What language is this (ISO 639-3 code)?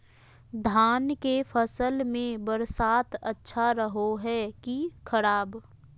mag